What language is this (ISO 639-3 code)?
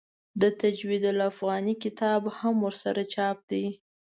pus